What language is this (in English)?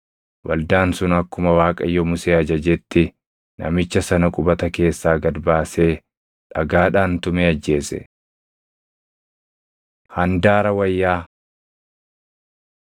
Oromo